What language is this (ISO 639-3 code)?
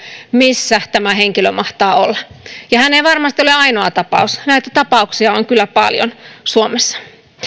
fin